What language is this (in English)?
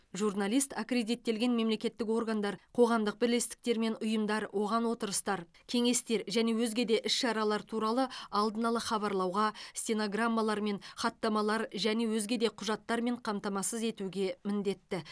Kazakh